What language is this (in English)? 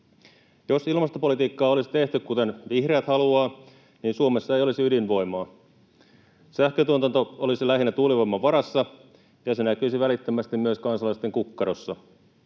Finnish